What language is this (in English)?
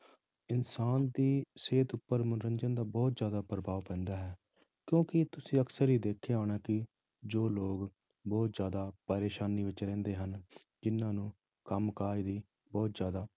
Punjabi